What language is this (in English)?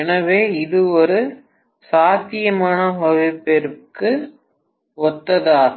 Tamil